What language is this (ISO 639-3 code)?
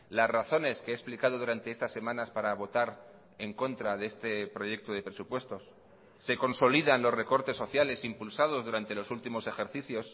spa